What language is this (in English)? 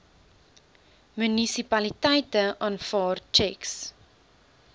Afrikaans